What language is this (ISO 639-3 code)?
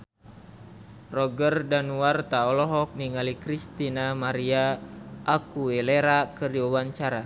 sun